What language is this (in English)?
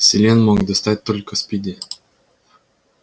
Russian